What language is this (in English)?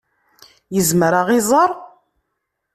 Kabyle